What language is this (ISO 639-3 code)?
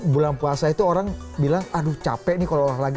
ind